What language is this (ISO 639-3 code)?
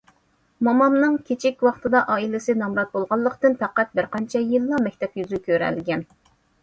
uig